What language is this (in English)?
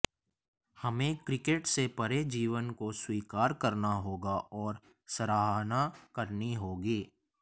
Hindi